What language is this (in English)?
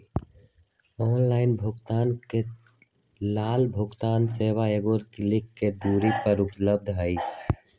Magahi